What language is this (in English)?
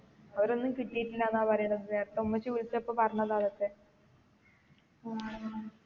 Malayalam